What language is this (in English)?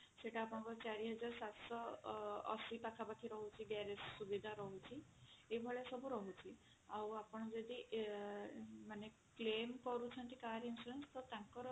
Odia